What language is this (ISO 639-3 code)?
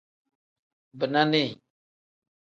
kdh